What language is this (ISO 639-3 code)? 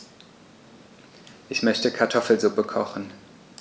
deu